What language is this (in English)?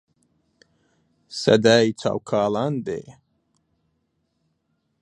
Central Kurdish